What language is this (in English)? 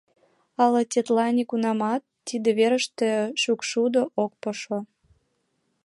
Mari